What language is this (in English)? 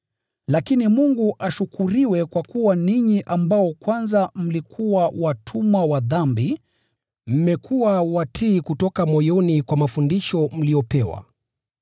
Swahili